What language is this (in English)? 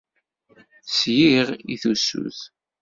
Kabyle